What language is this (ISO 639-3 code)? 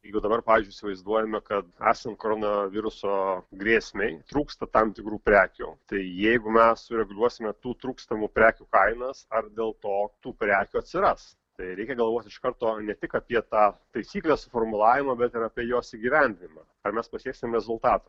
lit